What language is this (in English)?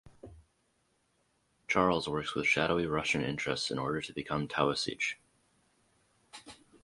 English